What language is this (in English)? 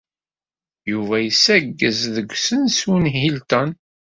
Kabyle